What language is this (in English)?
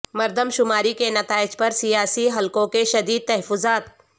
Urdu